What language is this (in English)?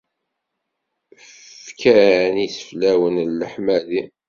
Kabyle